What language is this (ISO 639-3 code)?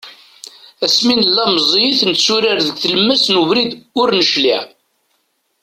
kab